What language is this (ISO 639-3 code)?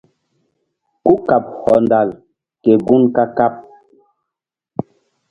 mdd